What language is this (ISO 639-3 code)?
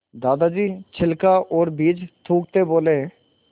hin